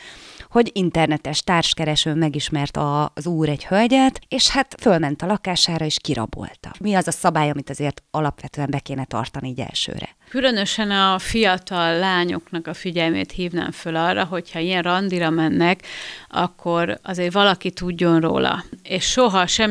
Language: Hungarian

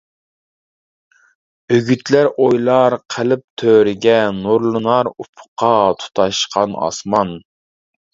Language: Uyghur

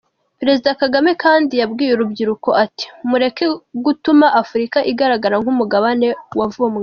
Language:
Kinyarwanda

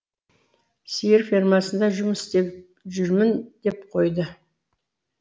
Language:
Kazakh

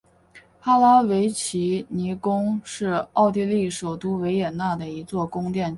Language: Chinese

